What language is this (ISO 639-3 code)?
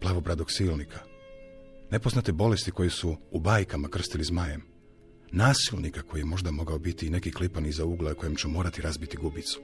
hrv